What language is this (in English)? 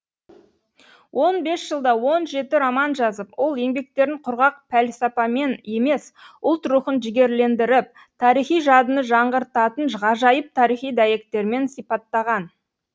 Kazakh